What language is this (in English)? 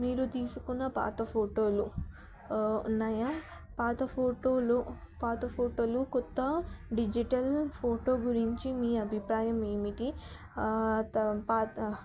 Telugu